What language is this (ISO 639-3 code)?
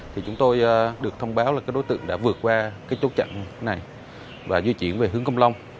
vie